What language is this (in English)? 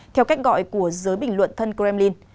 Vietnamese